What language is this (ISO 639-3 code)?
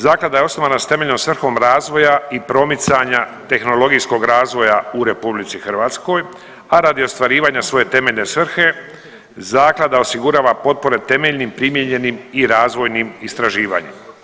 hrv